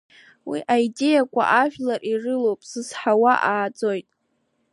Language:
Abkhazian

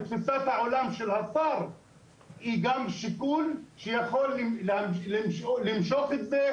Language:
Hebrew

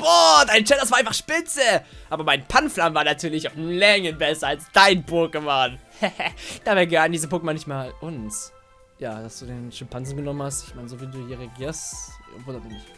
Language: German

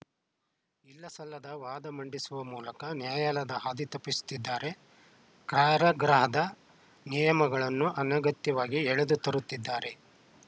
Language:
Kannada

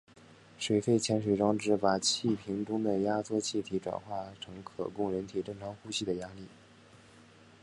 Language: Chinese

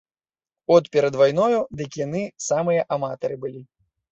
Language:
Belarusian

